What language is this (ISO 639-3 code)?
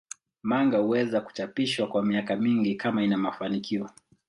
swa